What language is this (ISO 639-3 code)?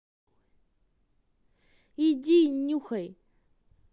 rus